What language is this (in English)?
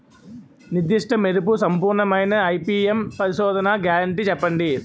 Telugu